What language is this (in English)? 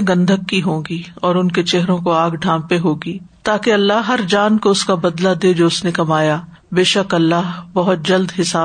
Urdu